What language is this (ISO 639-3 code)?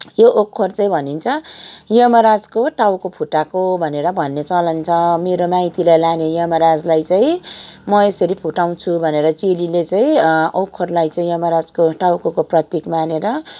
nep